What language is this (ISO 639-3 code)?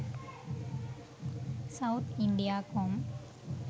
sin